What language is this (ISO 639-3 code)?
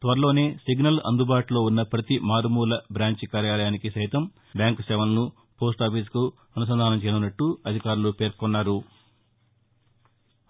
tel